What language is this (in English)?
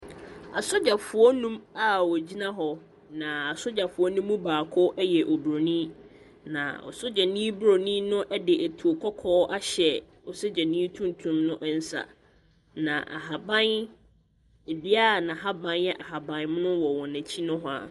Akan